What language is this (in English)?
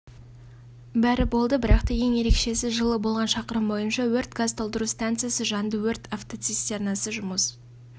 Kazakh